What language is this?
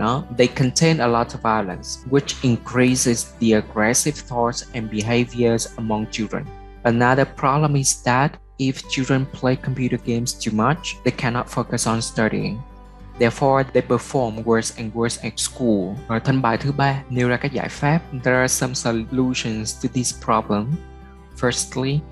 Vietnamese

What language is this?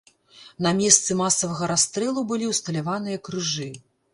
Belarusian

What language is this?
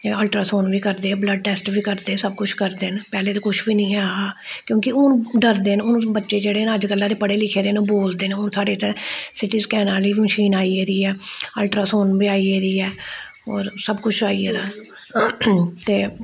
Dogri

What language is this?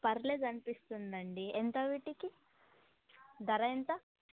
Telugu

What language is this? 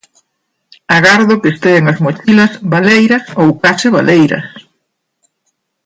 Galician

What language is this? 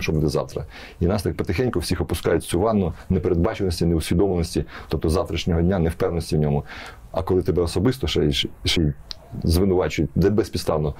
Ukrainian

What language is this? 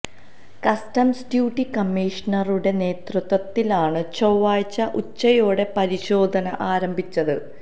Malayalam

